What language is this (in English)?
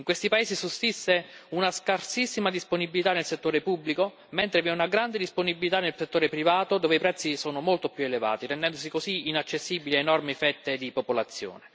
Italian